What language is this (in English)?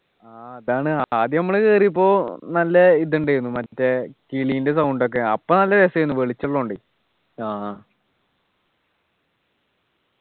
Malayalam